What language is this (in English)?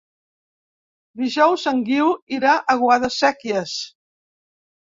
Catalan